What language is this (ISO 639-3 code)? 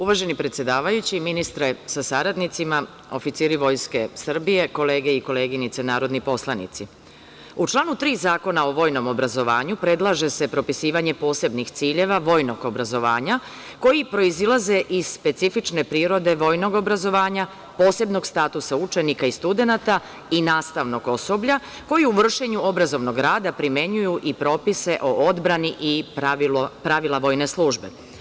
srp